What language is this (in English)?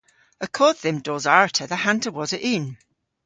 Cornish